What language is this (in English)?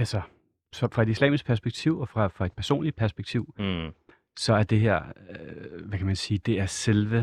Danish